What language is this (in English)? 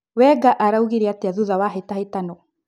Kikuyu